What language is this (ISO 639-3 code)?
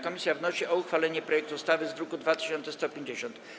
pol